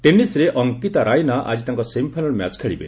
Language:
Odia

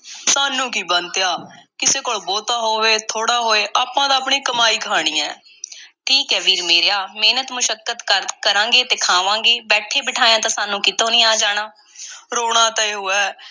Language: Punjabi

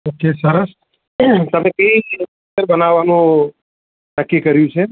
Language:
Gujarati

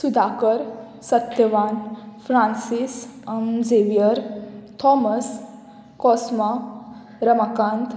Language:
Konkani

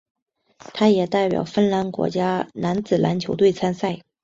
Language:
Chinese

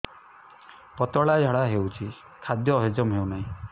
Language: Odia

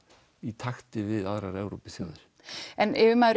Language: Icelandic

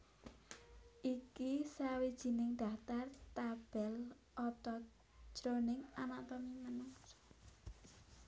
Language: Javanese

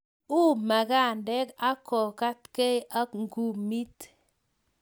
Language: Kalenjin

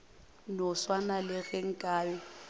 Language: Northern Sotho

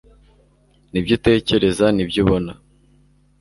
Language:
Kinyarwanda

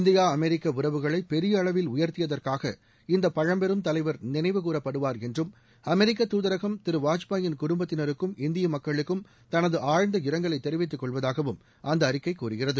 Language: Tamil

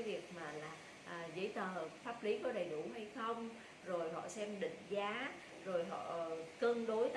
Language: Vietnamese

